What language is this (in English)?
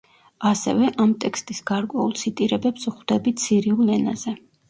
Georgian